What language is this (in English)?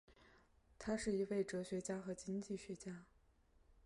Chinese